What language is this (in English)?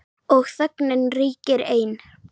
Icelandic